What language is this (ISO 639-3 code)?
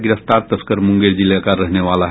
hin